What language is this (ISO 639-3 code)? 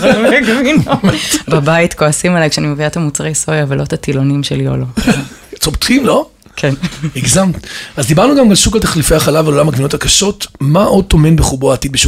heb